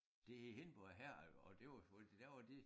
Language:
Danish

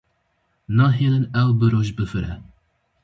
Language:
Kurdish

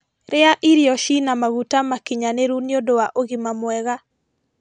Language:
Kikuyu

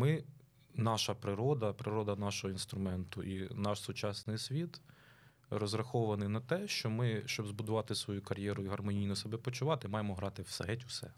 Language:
Ukrainian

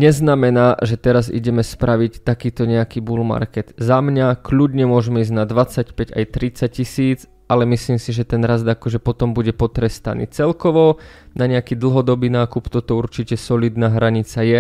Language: Croatian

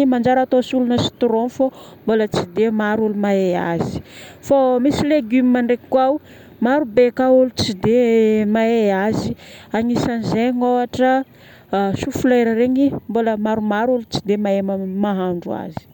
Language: Northern Betsimisaraka Malagasy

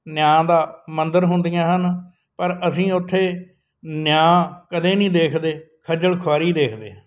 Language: Punjabi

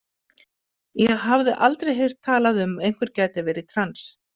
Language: Icelandic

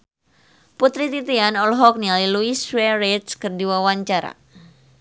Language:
Sundanese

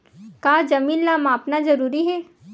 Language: Chhattisgarhi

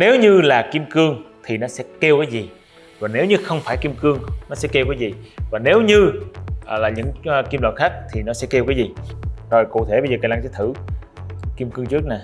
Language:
Vietnamese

